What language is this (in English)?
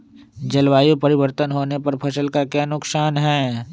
Magahi